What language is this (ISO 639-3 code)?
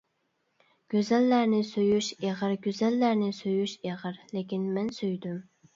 uig